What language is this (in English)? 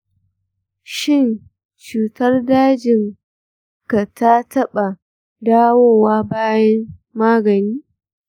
Hausa